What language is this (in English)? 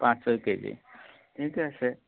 Assamese